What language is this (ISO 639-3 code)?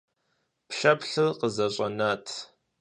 kbd